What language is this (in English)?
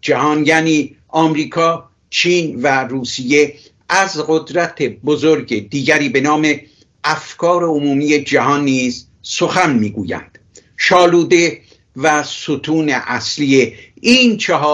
Persian